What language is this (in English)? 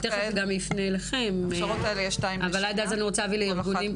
Hebrew